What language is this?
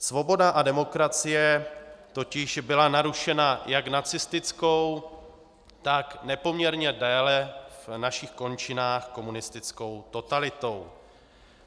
Czech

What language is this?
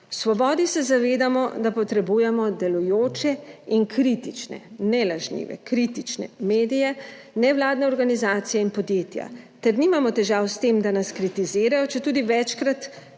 Slovenian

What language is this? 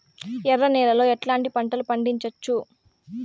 Telugu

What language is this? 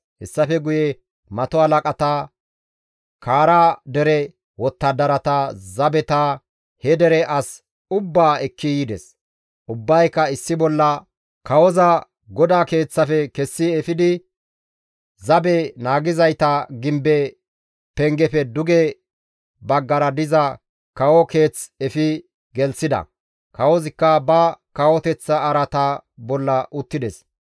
Gamo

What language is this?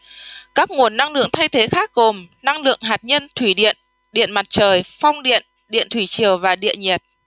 Vietnamese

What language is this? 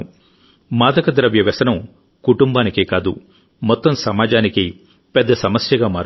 Telugu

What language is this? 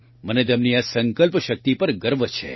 Gujarati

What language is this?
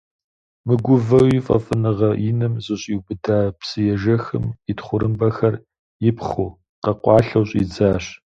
Kabardian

